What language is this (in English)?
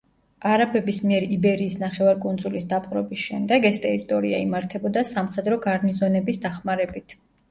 Georgian